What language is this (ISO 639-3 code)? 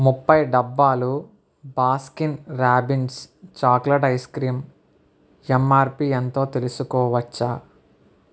tel